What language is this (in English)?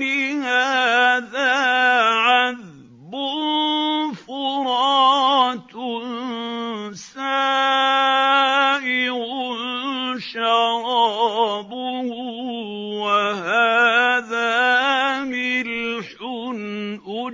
Arabic